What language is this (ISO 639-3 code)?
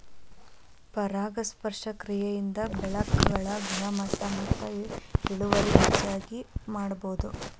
kan